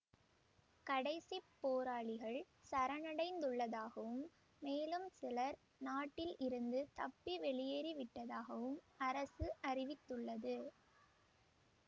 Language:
Tamil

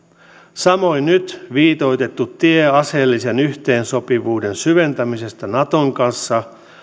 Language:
Finnish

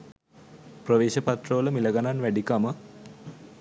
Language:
Sinhala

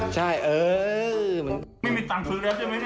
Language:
Thai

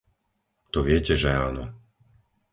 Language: Slovak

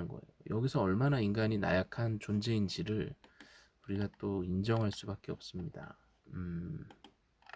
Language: Korean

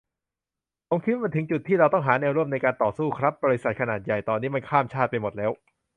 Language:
Thai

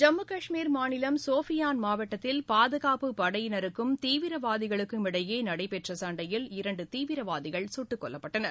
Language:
Tamil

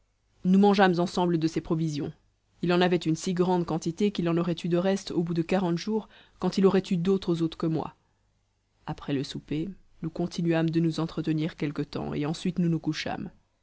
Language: French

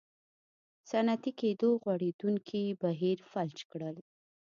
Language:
Pashto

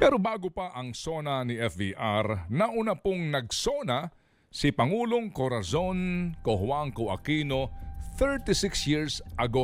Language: Filipino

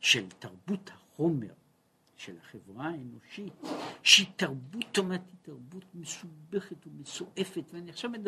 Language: Hebrew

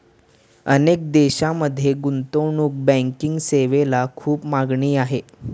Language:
Marathi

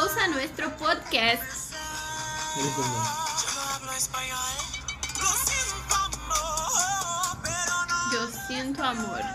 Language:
Portuguese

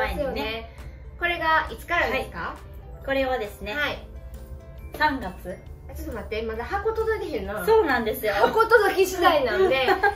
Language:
Japanese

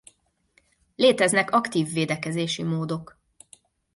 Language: Hungarian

